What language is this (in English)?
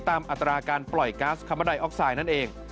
Thai